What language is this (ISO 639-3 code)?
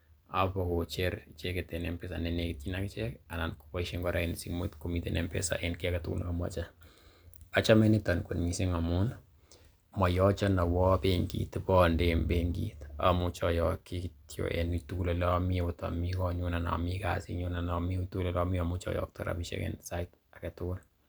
kln